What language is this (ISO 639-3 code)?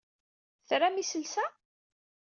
kab